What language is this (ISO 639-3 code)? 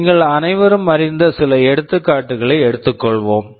tam